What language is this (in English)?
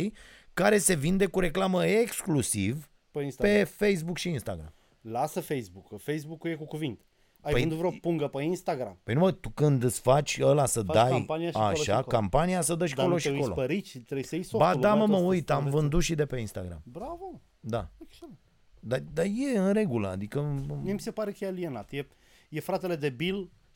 Romanian